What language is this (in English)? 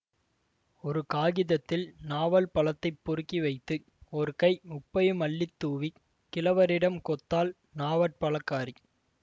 Tamil